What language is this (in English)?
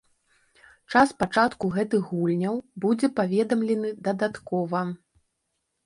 Belarusian